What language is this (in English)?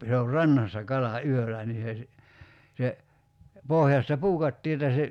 Finnish